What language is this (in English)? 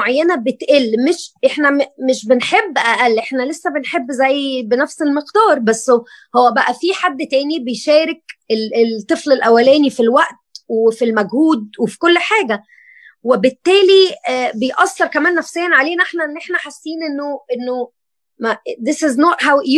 Arabic